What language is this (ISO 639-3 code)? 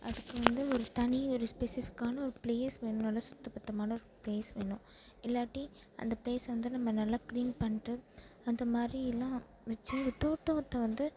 tam